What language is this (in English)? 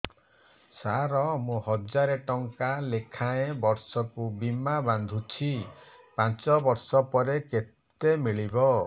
Odia